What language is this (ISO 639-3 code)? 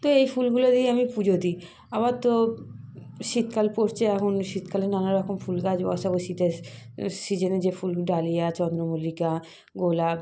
ben